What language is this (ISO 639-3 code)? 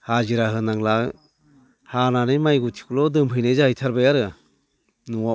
brx